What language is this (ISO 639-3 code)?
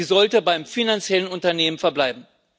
deu